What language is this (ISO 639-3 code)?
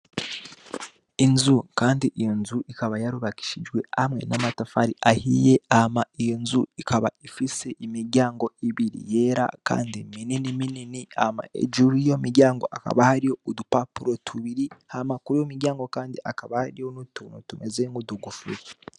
run